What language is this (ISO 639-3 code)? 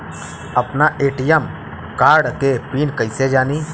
bho